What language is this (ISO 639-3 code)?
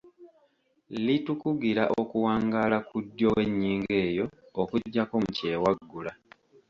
lug